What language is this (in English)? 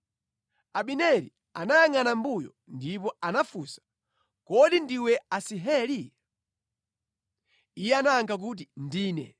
Nyanja